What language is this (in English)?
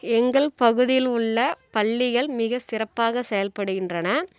Tamil